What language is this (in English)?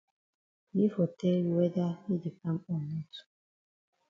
Cameroon Pidgin